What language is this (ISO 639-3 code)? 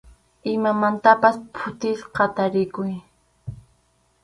qxu